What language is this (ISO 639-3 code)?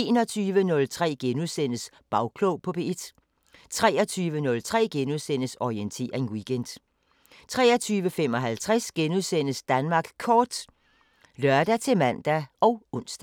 dan